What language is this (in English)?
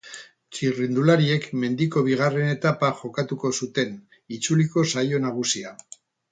Basque